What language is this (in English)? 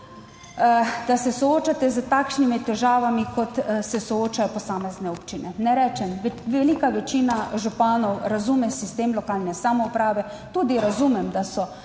Slovenian